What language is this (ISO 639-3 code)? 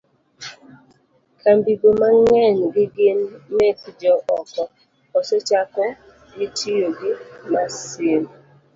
luo